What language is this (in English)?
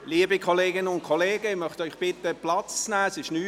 Swiss German